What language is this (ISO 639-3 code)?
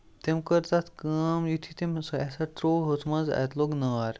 kas